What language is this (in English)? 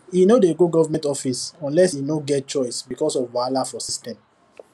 Nigerian Pidgin